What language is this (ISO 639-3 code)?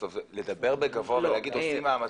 heb